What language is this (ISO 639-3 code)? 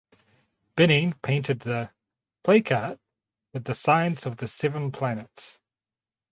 eng